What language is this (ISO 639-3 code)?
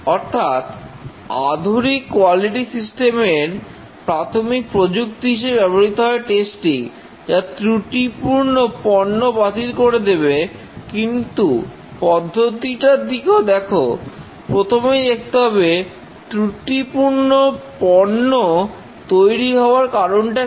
ben